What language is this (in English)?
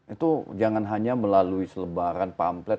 Indonesian